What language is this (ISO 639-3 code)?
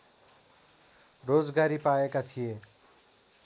nep